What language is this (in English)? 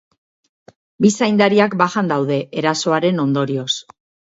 Basque